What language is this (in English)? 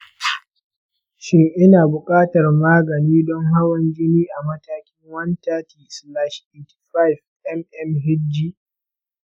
Hausa